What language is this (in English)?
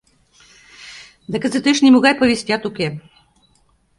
Mari